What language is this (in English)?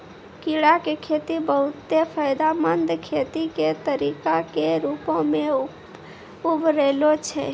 Maithili